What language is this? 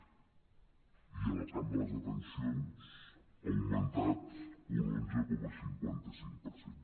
Catalan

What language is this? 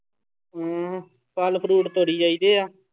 Punjabi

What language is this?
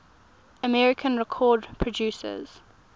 English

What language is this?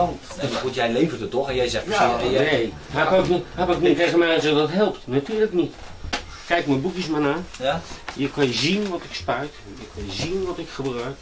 Dutch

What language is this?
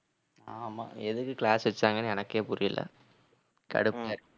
Tamil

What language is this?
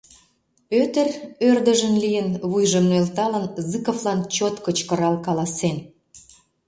Mari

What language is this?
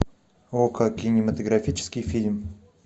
Russian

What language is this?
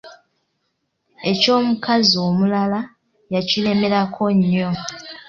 Ganda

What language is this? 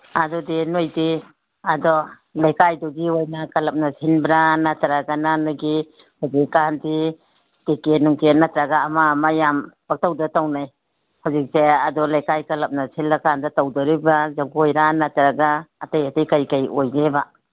Manipuri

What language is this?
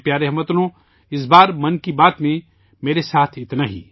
Urdu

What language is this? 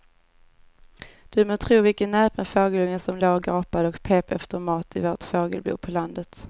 Swedish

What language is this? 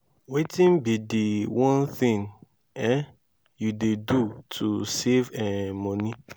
Nigerian Pidgin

